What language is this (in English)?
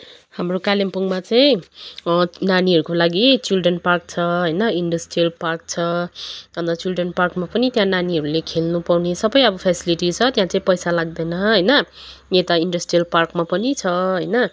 Nepali